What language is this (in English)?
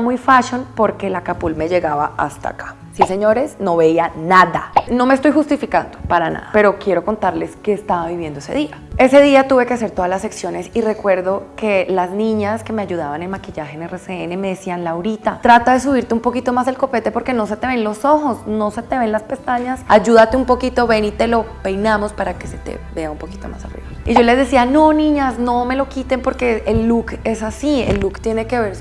Spanish